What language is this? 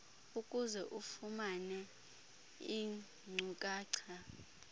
Xhosa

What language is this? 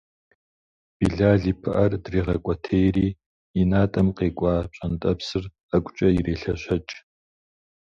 Kabardian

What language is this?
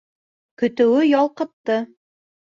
Bashkir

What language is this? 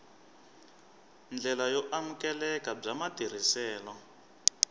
Tsonga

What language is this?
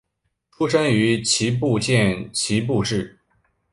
Chinese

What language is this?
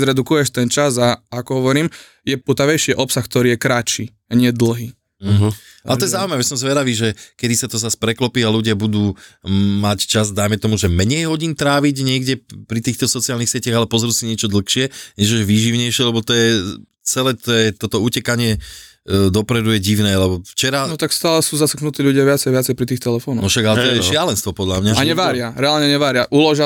Slovak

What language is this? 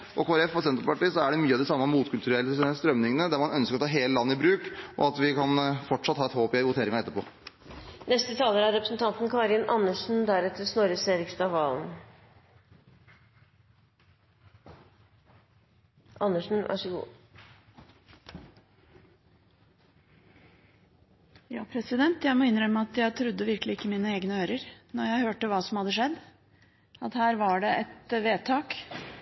Norwegian Bokmål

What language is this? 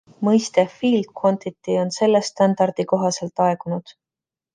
Estonian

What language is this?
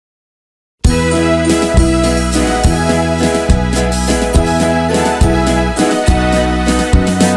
Ukrainian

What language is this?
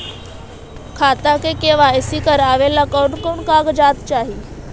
Magahi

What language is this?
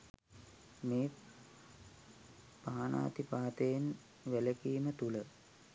Sinhala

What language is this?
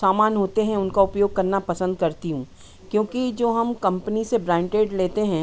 Hindi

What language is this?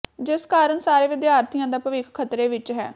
Punjabi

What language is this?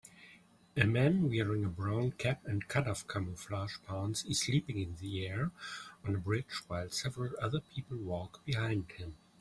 English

